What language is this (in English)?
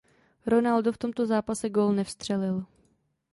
Czech